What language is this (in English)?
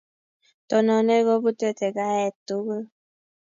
Kalenjin